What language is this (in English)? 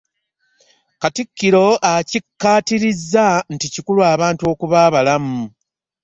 Ganda